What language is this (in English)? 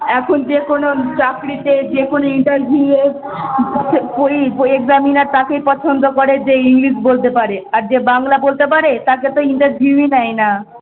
Bangla